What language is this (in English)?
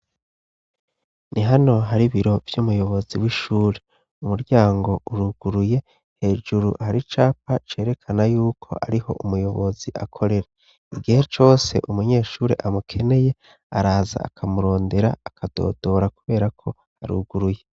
Rundi